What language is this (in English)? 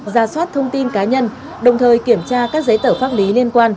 Vietnamese